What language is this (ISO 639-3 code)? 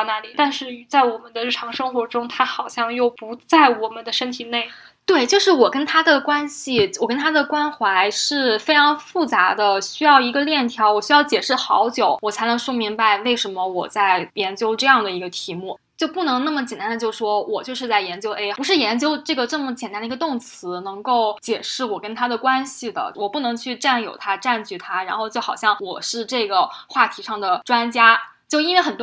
zho